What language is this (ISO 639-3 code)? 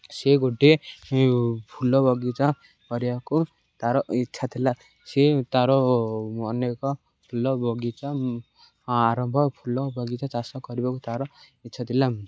ori